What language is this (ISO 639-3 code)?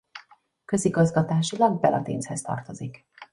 hun